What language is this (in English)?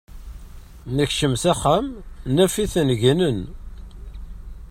Kabyle